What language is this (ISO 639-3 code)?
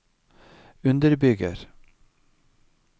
nor